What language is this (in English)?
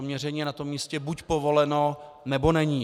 Czech